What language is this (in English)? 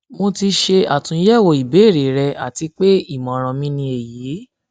Yoruba